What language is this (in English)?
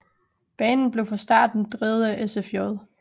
Danish